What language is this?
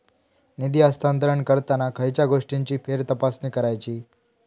Marathi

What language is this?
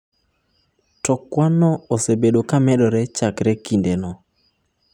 Luo (Kenya and Tanzania)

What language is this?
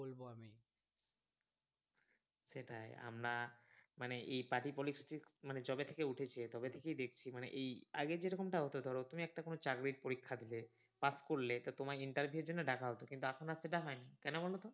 Bangla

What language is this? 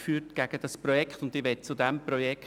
Swiss German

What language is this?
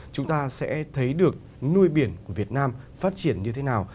Vietnamese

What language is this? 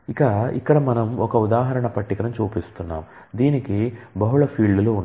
Telugu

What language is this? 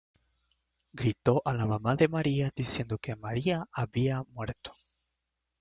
Spanish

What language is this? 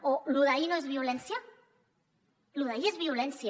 Catalan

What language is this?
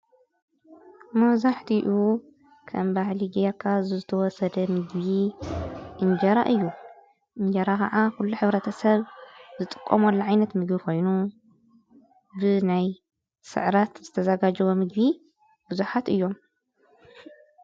Tigrinya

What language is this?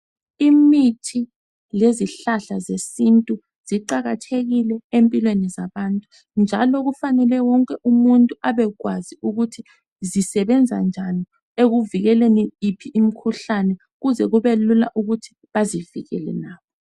North Ndebele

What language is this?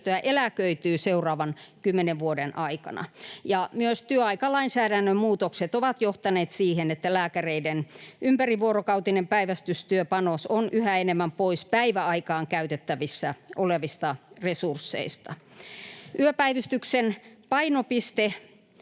Finnish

